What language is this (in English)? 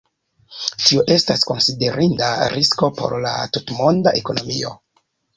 Esperanto